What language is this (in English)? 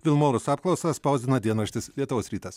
Lithuanian